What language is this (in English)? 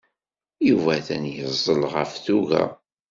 Kabyle